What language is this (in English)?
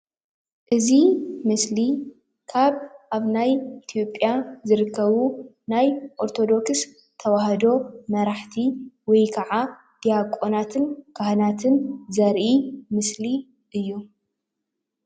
Tigrinya